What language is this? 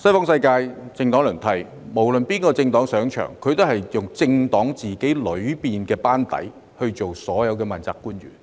Cantonese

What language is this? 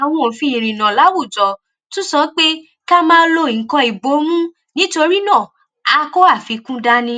Yoruba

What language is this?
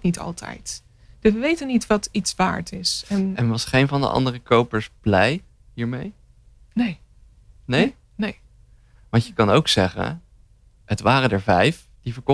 Dutch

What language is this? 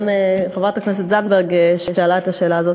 Hebrew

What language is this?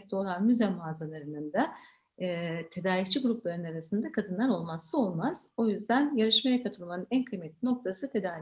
Turkish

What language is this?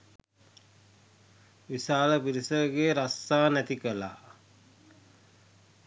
Sinhala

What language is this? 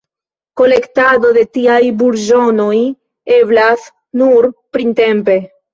Esperanto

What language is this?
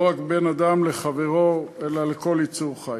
Hebrew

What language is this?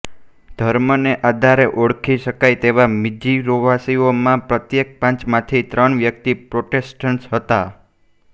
Gujarati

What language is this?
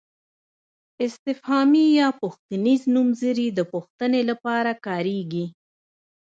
Pashto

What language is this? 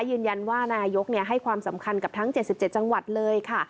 Thai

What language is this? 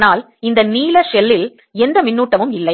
Tamil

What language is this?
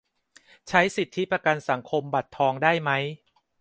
Thai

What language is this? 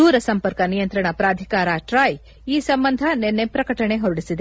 Kannada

